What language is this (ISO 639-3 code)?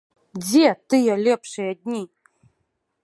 bel